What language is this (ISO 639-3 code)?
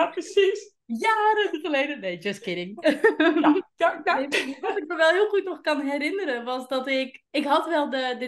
nld